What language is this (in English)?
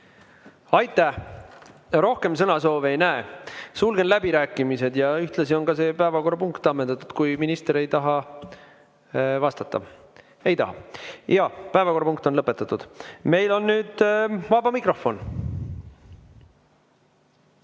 Estonian